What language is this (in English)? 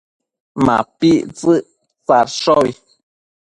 Matsés